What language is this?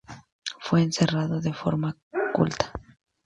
Spanish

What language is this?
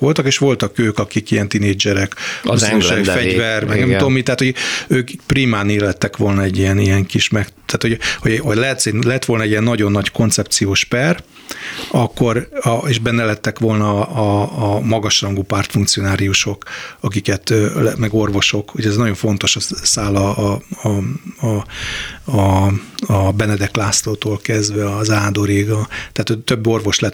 Hungarian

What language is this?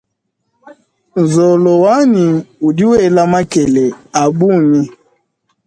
Luba-Lulua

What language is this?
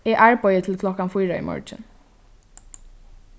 Faroese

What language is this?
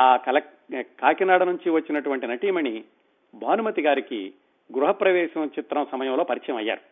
Telugu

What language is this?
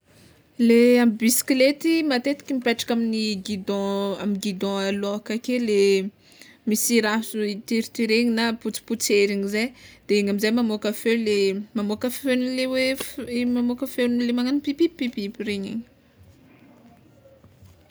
Tsimihety Malagasy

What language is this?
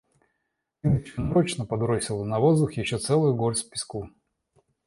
Russian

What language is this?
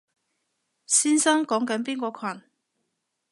Cantonese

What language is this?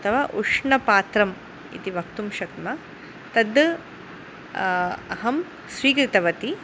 Sanskrit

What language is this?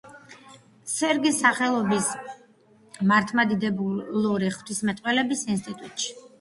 Georgian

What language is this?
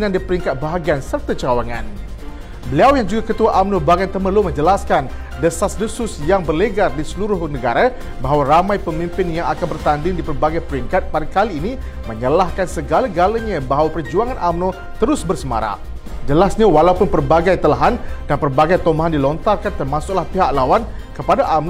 Malay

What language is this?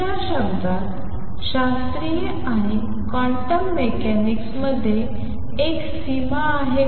Marathi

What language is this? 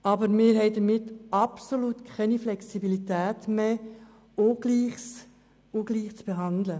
Swiss German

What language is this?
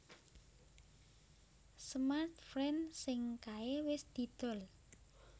Javanese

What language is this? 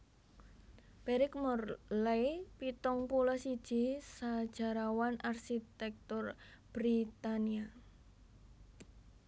Javanese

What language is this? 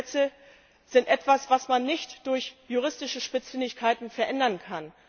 German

